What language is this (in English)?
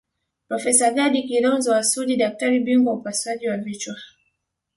Swahili